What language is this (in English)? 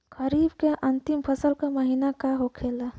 Bhojpuri